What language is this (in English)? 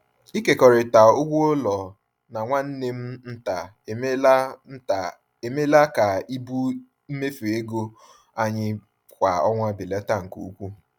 Igbo